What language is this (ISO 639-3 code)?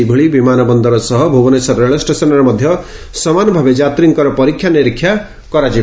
ori